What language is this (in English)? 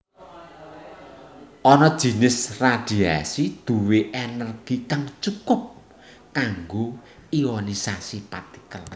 Javanese